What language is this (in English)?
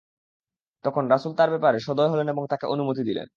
Bangla